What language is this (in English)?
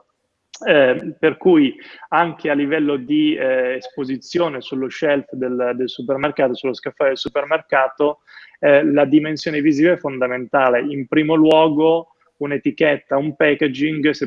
Italian